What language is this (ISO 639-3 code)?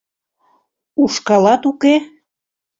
chm